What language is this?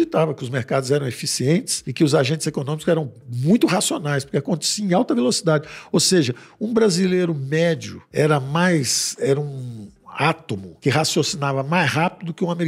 Portuguese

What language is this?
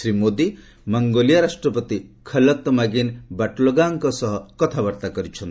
Odia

